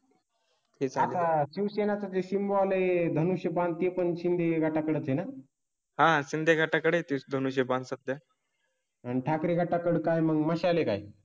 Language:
Marathi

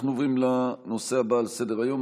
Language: Hebrew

